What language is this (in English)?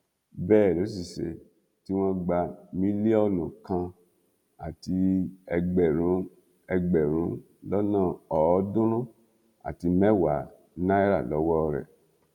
Yoruba